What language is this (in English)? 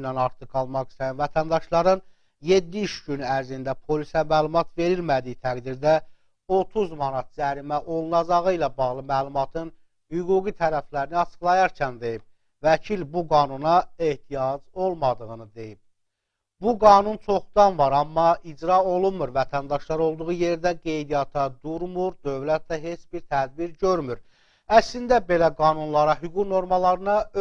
Turkish